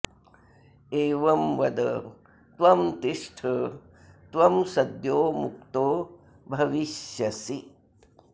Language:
Sanskrit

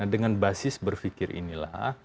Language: Indonesian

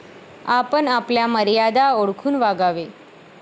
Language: Marathi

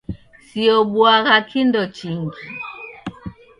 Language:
Taita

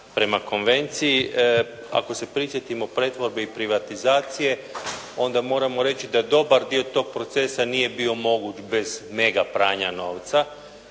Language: Croatian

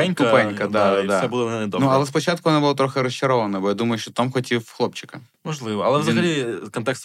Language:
Ukrainian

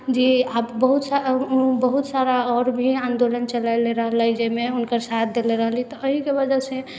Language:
Maithili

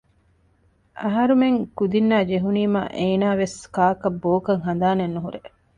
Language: Divehi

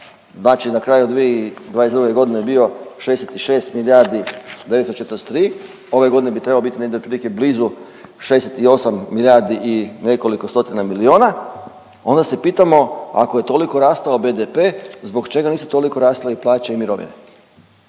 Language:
Croatian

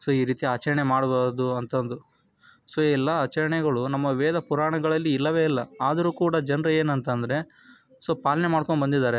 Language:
Kannada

